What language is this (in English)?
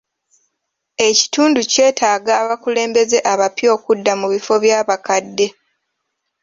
Ganda